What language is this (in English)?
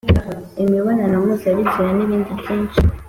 Kinyarwanda